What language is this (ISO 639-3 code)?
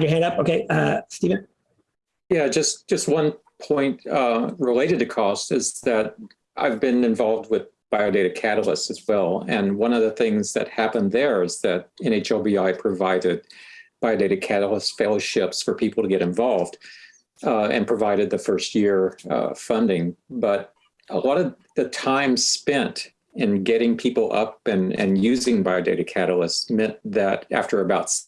eng